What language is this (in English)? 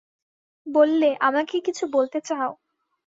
Bangla